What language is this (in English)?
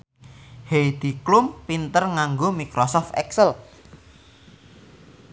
Javanese